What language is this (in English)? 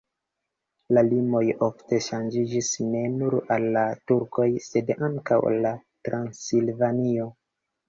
Esperanto